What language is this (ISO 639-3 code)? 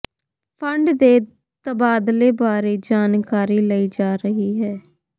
pan